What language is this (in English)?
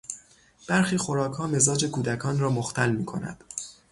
Persian